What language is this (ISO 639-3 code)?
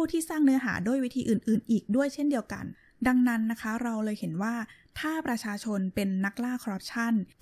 tha